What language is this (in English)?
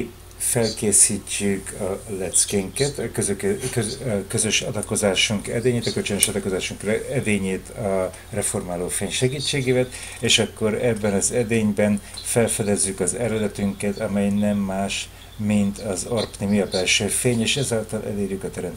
Hungarian